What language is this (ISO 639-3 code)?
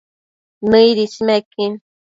mcf